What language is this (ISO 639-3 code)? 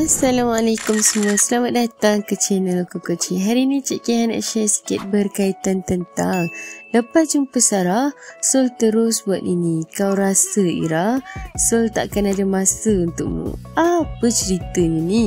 msa